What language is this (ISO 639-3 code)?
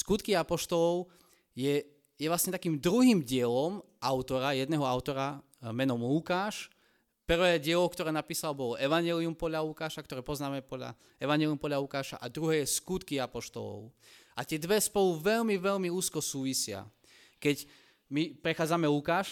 slk